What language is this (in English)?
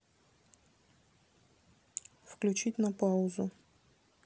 Russian